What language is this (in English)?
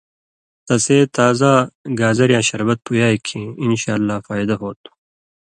Indus Kohistani